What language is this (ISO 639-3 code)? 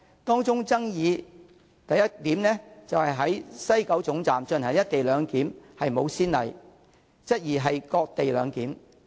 yue